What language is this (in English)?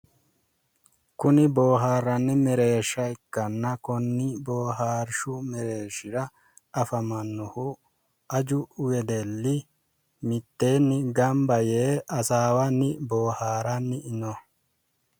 Sidamo